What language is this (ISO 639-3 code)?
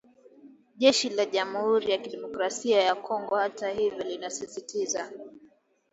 swa